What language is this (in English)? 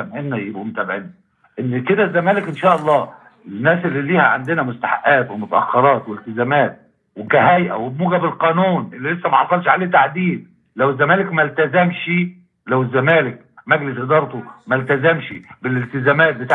Arabic